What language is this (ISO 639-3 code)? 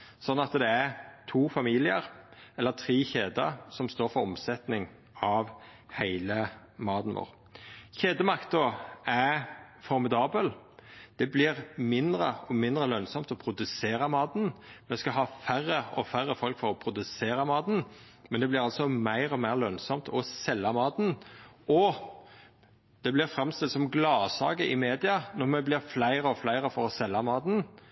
nno